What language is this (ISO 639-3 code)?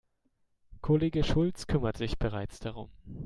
deu